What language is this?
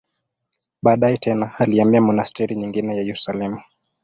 Swahili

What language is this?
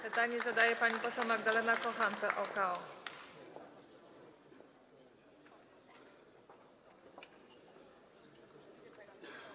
Polish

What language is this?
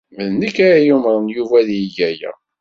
Kabyle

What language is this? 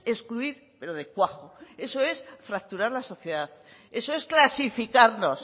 Spanish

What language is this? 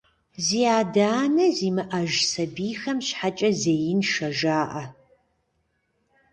Kabardian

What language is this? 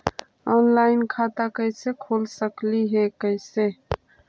Magahi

